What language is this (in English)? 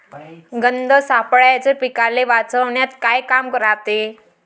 Marathi